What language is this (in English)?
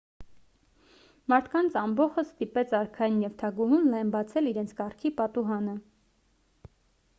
Armenian